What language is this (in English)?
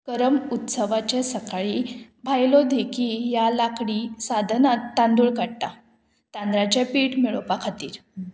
Konkani